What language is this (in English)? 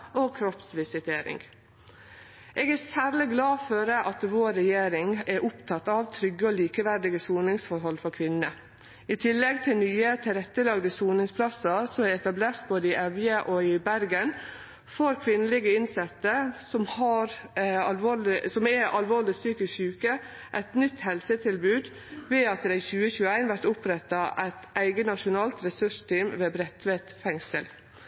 Norwegian Nynorsk